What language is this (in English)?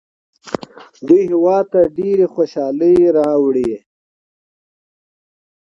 Pashto